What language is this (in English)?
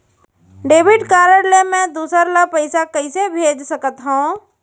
Chhattisgarhi